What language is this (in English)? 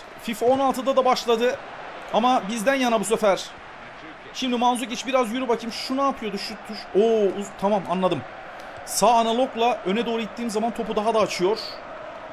Turkish